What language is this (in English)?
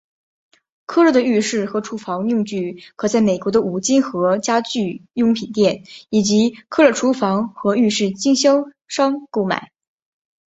Chinese